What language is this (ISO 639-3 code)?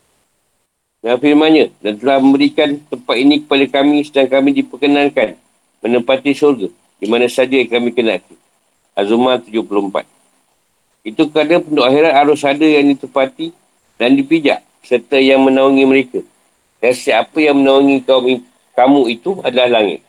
msa